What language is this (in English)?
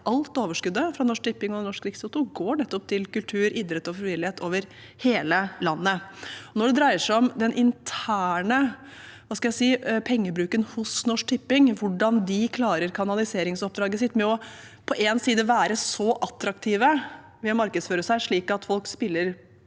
Norwegian